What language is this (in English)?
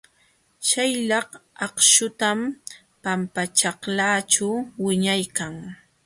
Jauja Wanca Quechua